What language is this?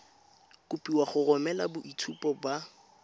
Tswana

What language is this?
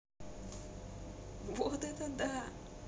Russian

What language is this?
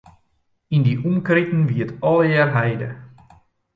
Western Frisian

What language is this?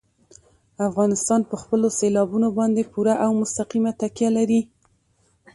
Pashto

